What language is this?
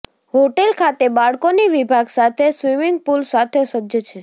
Gujarati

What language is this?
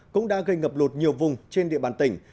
Vietnamese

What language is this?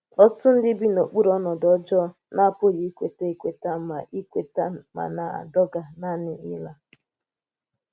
Igbo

